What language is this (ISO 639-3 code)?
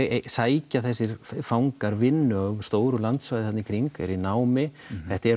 isl